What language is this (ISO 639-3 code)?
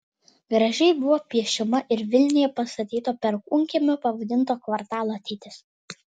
lit